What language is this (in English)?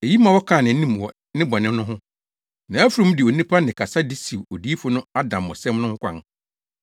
Akan